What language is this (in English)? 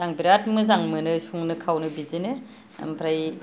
Bodo